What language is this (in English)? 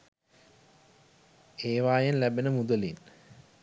Sinhala